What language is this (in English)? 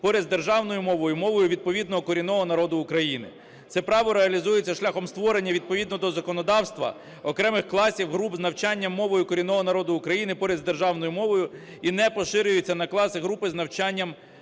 Ukrainian